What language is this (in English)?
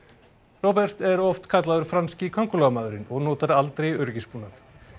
Icelandic